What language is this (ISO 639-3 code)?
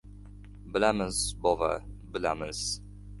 uzb